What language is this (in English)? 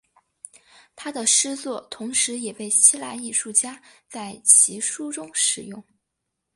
Chinese